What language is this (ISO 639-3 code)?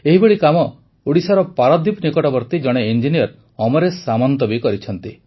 ori